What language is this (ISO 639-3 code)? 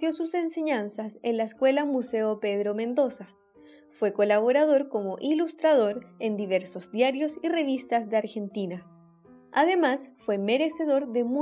spa